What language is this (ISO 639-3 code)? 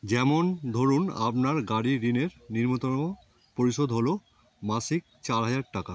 ben